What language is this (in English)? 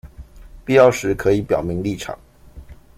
Chinese